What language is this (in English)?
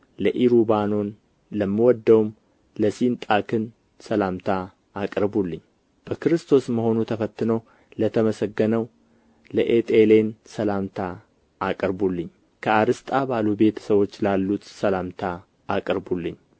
Amharic